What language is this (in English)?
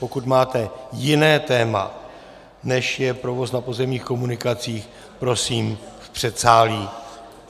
Czech